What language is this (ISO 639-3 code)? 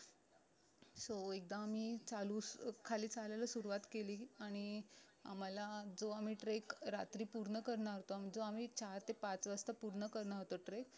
mar